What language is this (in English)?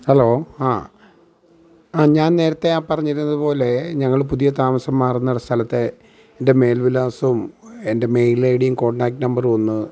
Malayalam